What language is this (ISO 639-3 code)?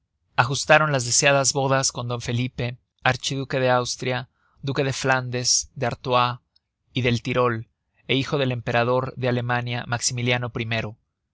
spa